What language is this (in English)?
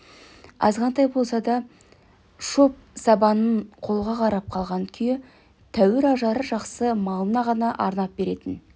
Kazakh